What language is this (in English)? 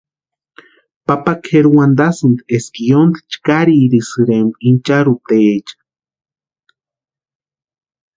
Western Highland Purepecha